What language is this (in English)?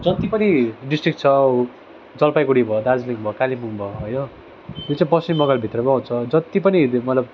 Nepali